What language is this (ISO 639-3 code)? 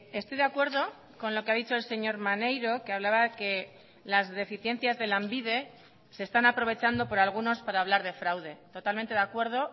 spa